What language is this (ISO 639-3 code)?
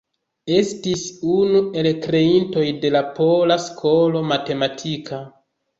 epo